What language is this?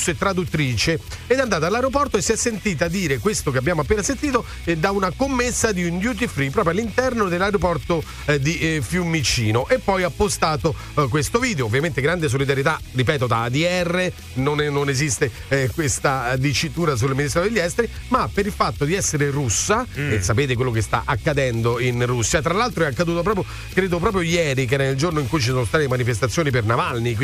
Italian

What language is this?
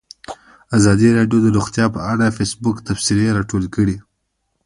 Pashto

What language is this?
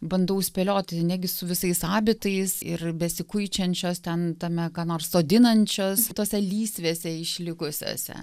Lithuanian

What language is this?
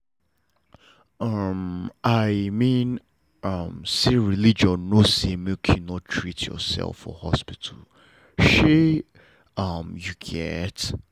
Nigerian Pidgin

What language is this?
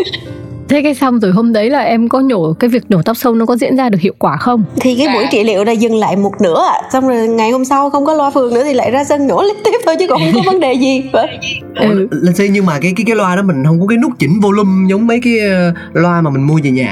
Vietnamese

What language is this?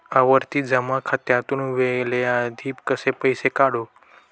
Marathi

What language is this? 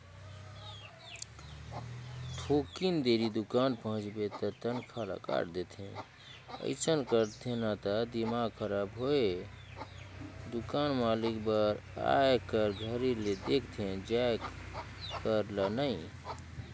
Chhattisgarhi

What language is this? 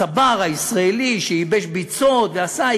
Hebrew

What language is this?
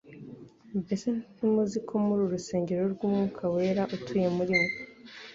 Kinyarwanda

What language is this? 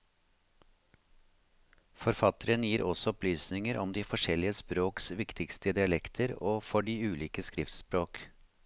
Norwegian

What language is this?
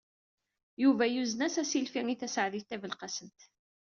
Kabyle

